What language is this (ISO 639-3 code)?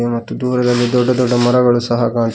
kan